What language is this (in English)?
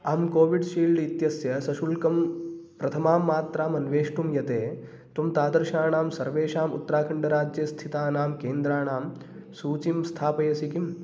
Sanskrit